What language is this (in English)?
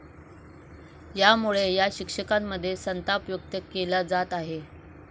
Marathi